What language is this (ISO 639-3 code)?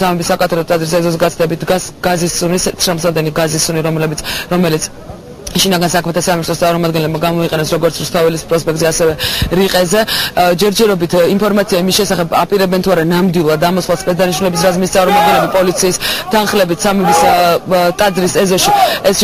ron